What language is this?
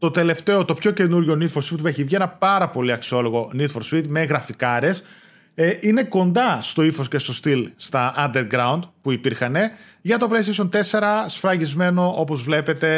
Greek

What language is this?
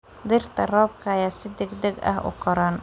Somali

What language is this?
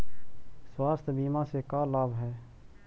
Magahi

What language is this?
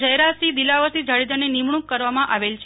Gujarati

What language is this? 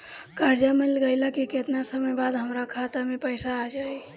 Bhojpuri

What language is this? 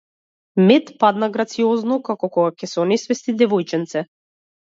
Macedonian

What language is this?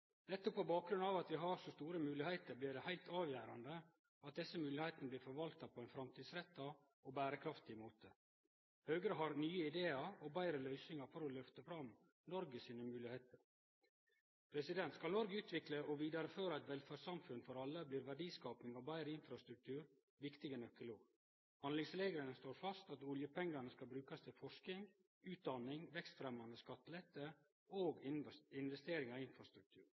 Norwegian Nynorsk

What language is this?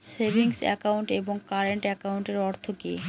Bangla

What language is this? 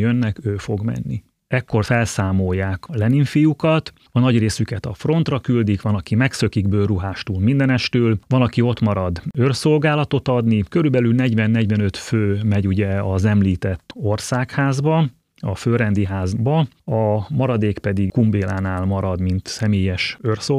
Hungarian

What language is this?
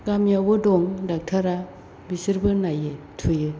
Bodo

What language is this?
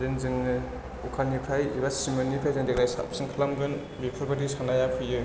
Bodo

